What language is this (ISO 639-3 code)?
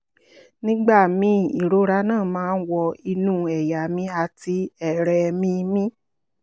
yor